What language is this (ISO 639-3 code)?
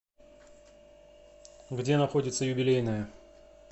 rus